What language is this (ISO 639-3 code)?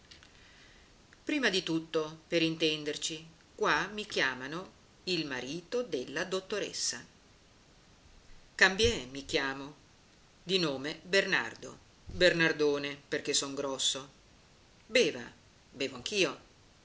ita